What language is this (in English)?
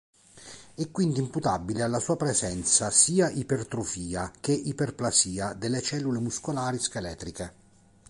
Italian